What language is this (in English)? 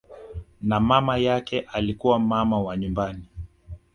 Swahili